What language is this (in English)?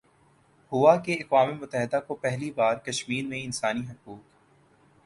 Urdu